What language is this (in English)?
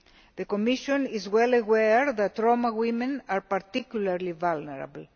English